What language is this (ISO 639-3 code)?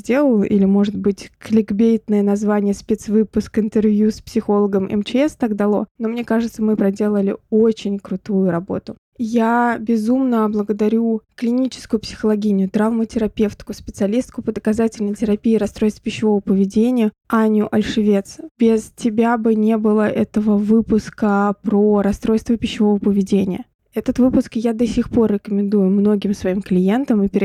rus